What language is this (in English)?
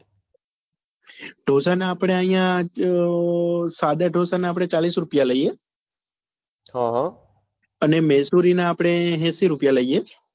Gujarati